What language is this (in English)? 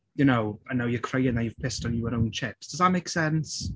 English